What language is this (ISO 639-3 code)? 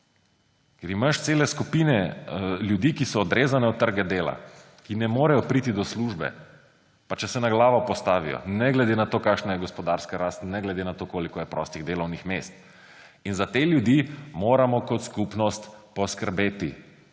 slv